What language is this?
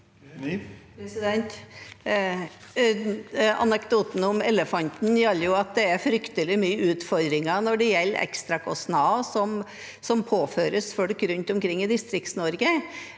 Norwegian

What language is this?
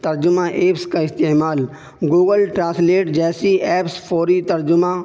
Urdu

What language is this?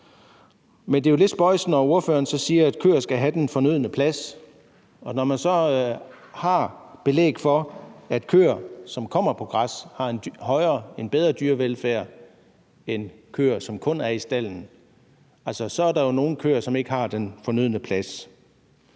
Danish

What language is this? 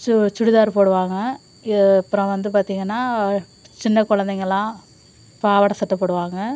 Tamil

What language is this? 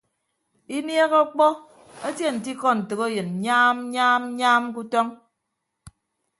Ibibio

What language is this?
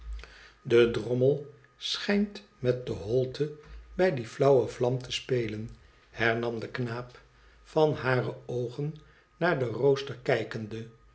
Dutch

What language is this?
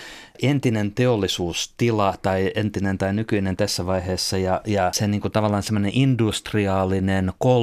Finnish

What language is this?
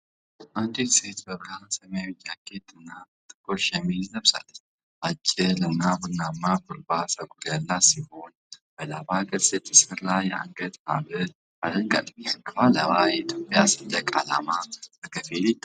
Amharic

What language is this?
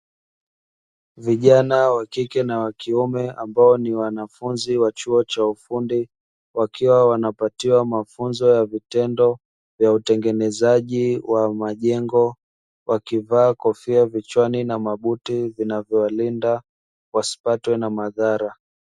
Swahili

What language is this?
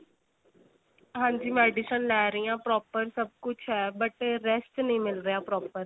Punjabi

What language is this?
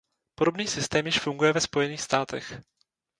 Czech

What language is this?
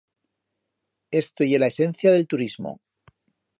Aragonese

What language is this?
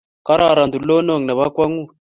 Kalenjin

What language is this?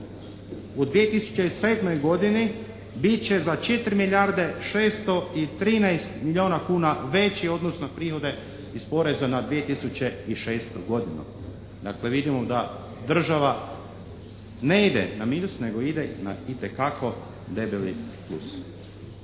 Croatian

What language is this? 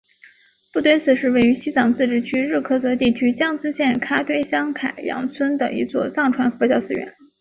Chinese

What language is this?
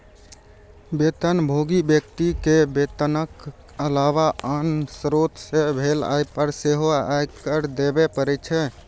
Maithili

